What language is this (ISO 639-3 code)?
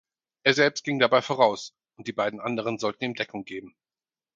deu